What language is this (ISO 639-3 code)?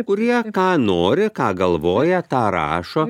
lit